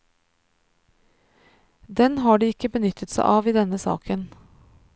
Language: Norwegian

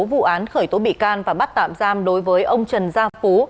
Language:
Vietnamese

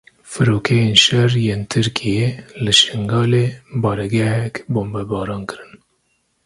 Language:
Kurdish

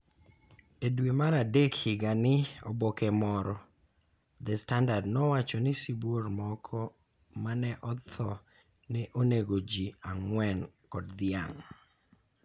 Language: Luo (Kenya and Tanzania)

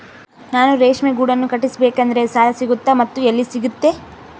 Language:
Kannada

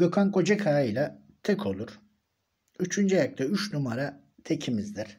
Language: Turkish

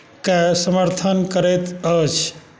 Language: Maithili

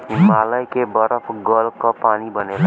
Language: Bhojpuri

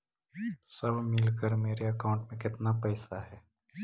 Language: Magahi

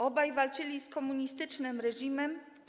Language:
Polish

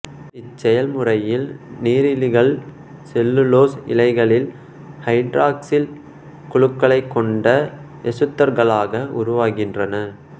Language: Tamil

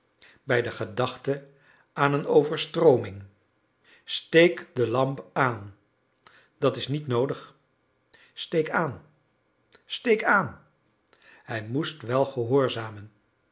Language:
Dutch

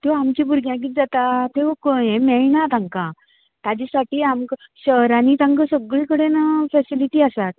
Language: Konkani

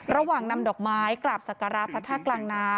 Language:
Thai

